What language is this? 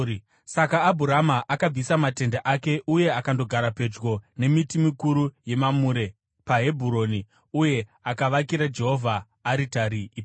Shona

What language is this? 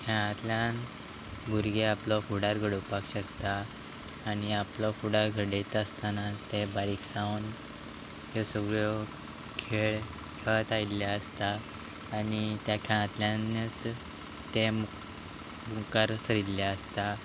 Konkani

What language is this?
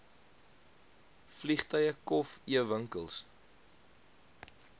Afrikaans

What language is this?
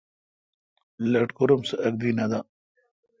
Kalkoti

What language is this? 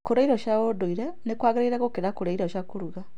Kikuyu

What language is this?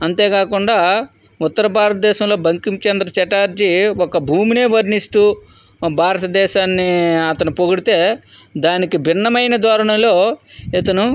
Telugu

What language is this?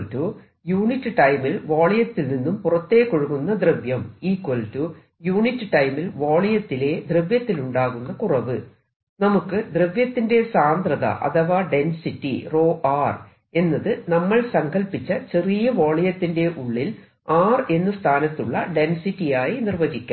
Malayalam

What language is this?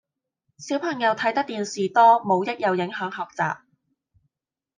Cantonese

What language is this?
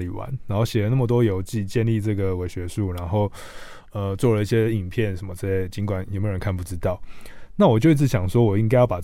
Chinese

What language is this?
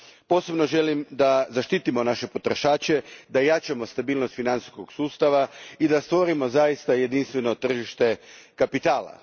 Croatian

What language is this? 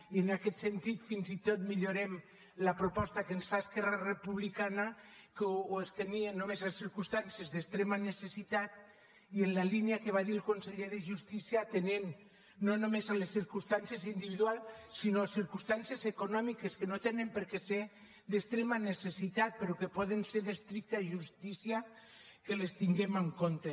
Catalan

